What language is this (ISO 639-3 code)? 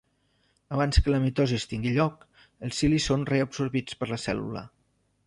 cat